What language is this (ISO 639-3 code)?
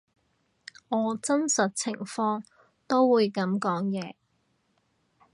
yue